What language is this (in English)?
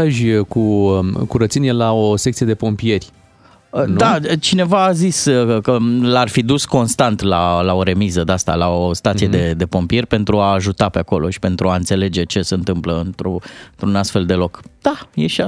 Romanian